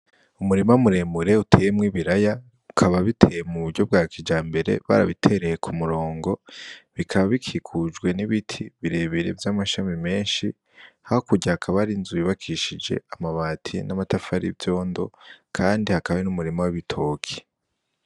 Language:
Rundi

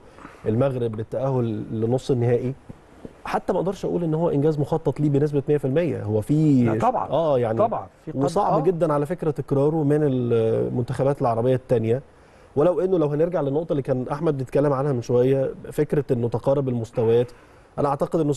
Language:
Arabic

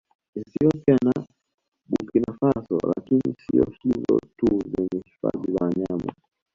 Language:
Swahili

